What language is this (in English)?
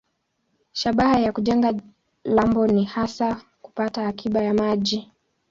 Swahili